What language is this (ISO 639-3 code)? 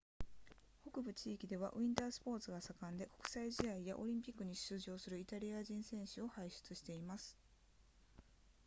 jpn